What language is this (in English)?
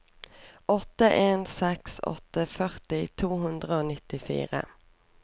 Norwegian